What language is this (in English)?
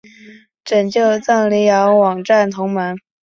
Chinese